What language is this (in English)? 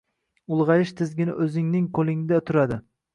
Uzbek